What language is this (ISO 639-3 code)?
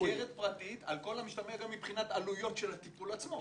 heb